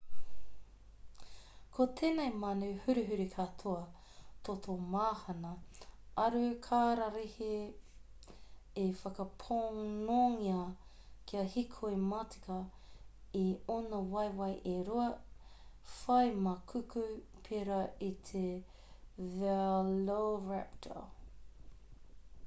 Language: Māori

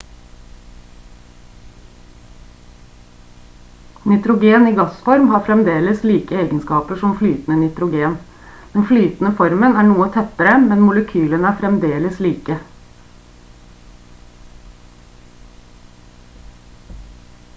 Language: Norwegian Bokmål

